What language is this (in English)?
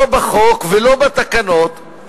Hebrew